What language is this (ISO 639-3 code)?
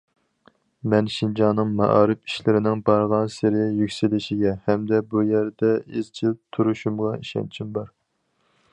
uig